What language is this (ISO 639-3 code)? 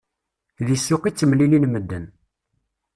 kab